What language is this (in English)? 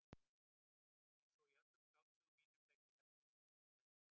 Icelandic